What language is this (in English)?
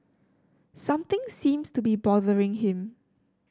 English